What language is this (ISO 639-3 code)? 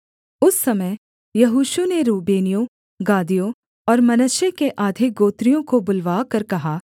hin